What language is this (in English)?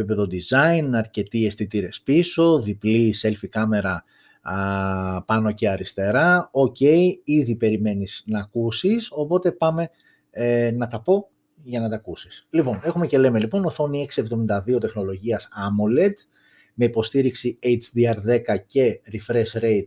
Greek